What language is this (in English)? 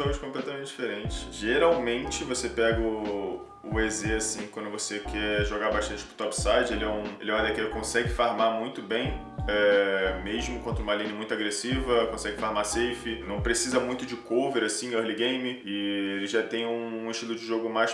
Portuguese